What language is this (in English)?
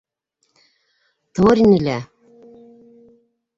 Bashkir